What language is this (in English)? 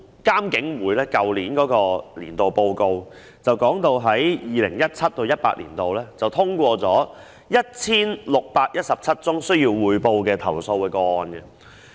Cantonese